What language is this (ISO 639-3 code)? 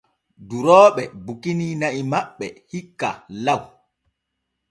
fue